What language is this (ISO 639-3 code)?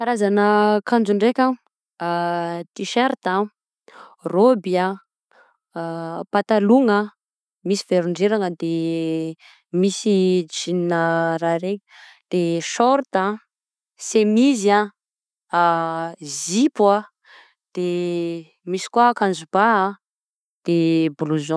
bzc